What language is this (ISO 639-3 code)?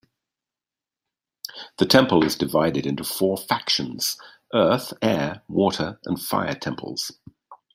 eng